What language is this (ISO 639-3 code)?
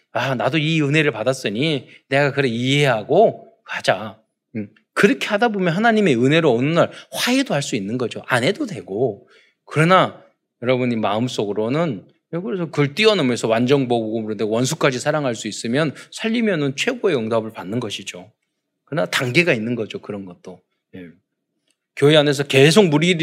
kor